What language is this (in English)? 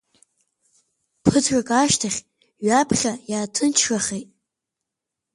Abkhazian